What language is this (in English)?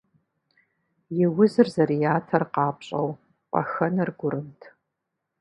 Kabardian